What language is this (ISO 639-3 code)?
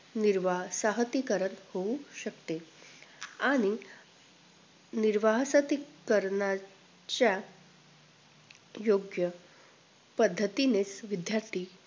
mar